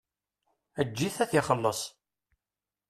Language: Kabyle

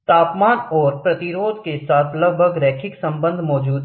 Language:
Hindi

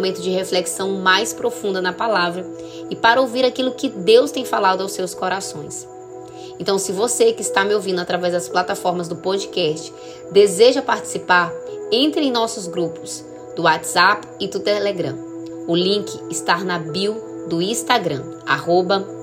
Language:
Portuguese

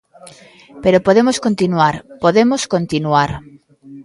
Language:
Galician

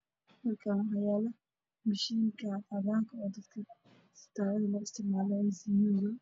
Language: Somali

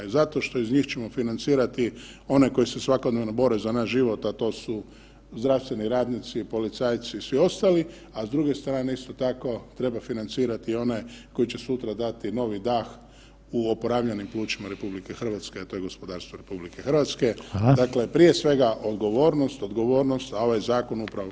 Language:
Croatian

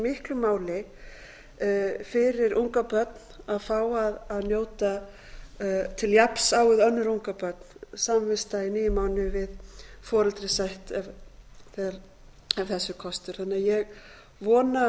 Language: Icelandic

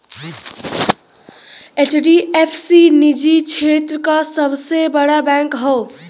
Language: Bhojpuri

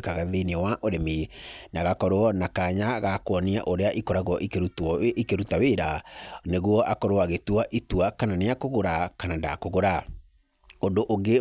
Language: Kikuyu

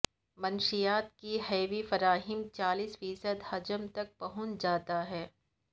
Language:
Urdu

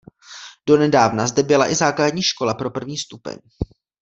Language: Czech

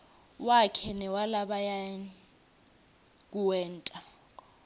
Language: Swati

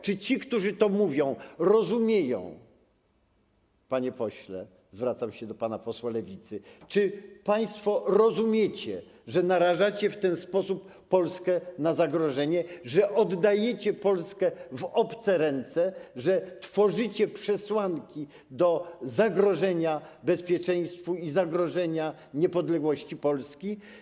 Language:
Polish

